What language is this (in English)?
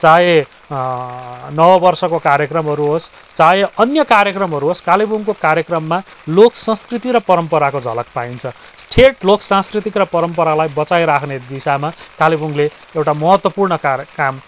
Nepali